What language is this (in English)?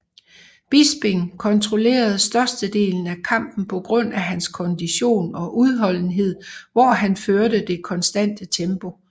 Danish